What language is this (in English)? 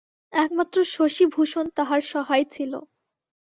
Bangla